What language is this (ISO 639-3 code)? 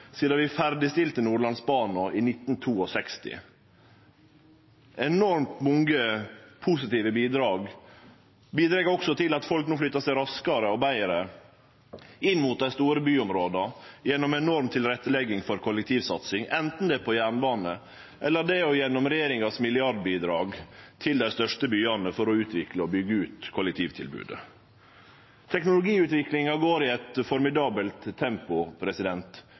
nno